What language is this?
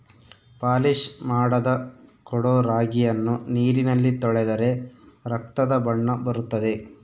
Kannada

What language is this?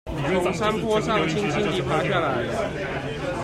Chinese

